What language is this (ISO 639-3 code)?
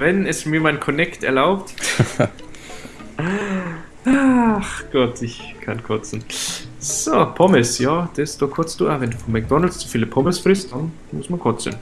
deu